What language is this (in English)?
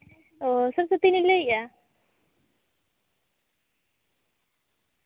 Santali